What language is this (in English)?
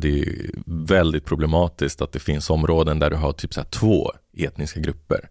Swedish